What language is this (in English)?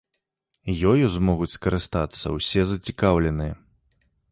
Belarusian